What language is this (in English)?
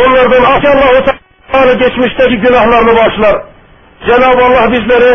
Turkish